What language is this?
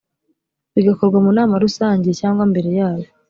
Kinyarwanda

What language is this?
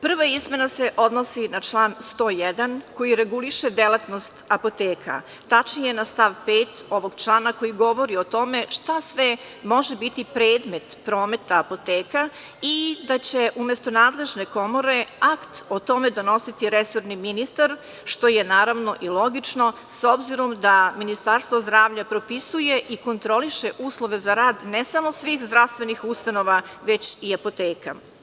Serbian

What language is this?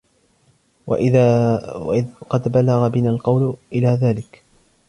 Arabic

